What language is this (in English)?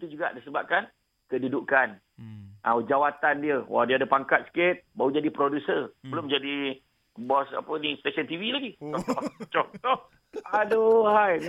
Malay